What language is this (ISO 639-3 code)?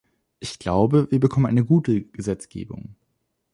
deu